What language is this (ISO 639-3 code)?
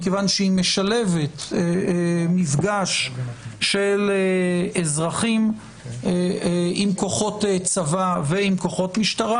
heb